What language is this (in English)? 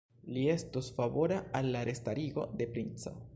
Esperanto